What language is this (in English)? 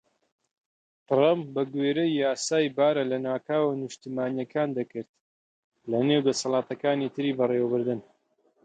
Central Kurdish